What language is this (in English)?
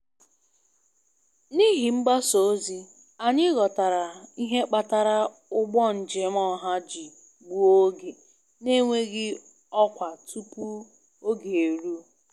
Igbo